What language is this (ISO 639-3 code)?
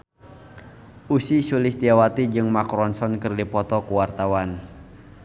sun